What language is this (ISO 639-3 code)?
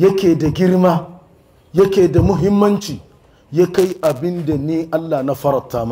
ara